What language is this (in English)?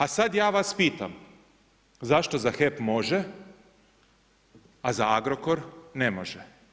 Croatian